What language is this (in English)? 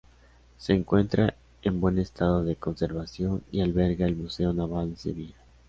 Spanish